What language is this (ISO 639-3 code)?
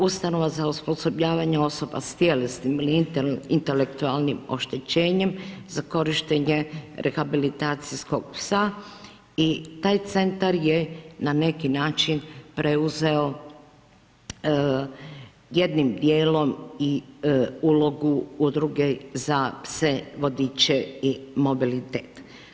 hrv